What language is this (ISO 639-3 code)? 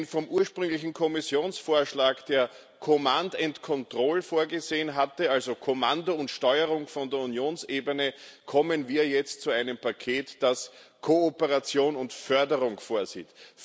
deu